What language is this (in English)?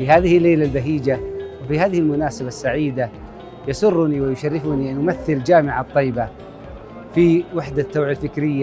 Arabic